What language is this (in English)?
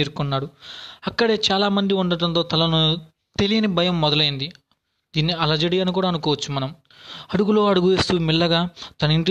Telugu